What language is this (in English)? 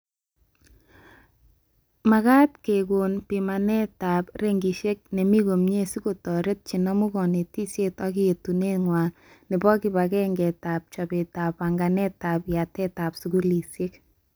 Kalenjin